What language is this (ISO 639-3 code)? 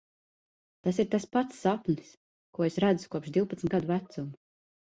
lav